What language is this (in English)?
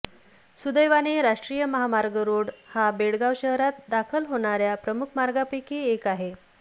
Marathi